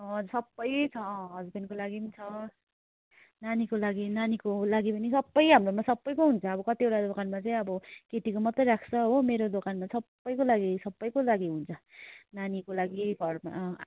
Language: Nepali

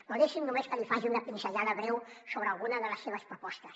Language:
Catalan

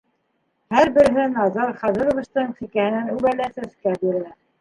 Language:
Bashkir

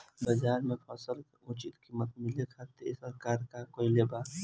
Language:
Bhojpuri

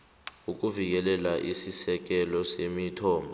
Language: South Ndebele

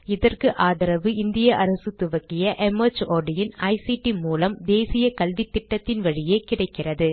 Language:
Tamil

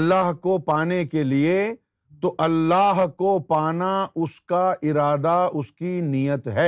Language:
Urdu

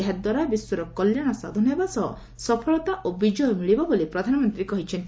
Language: Odia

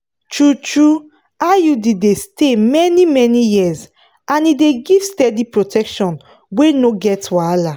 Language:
Nigerian Pidgin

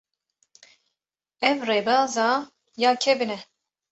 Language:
Kurdish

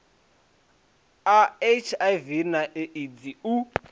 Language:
Venda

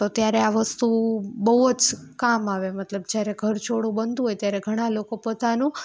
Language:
Gujarati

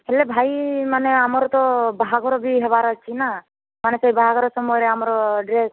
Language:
Odia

